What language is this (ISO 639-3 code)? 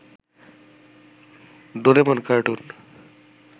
ben